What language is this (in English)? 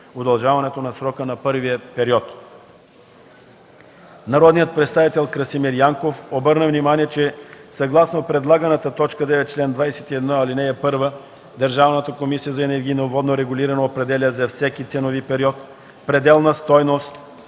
Bulgarian